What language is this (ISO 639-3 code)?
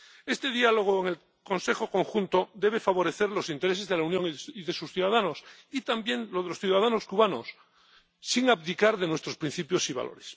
spa